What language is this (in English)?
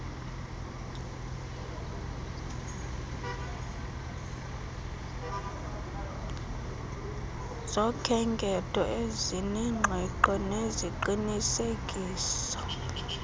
Xhosa